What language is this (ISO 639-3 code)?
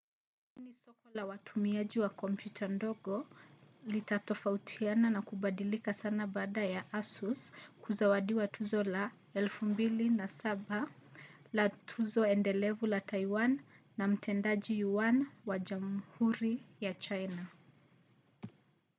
swa